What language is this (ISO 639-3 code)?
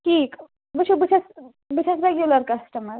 kas